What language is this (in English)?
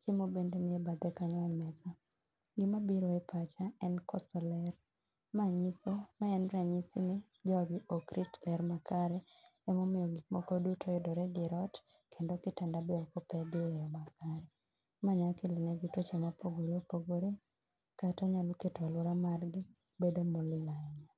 Luo (Kenya and Tanzania)